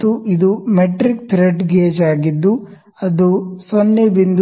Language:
Kannada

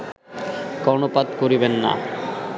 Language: Bangla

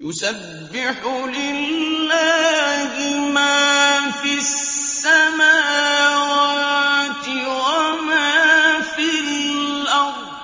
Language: Arabic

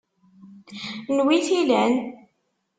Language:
Kabyle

